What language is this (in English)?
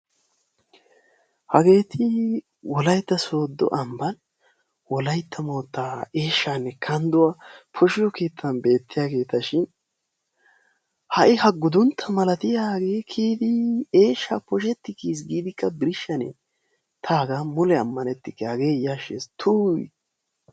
Wolaytta